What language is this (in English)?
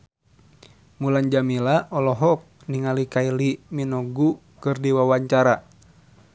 Sundanese